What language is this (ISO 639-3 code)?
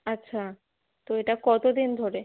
ben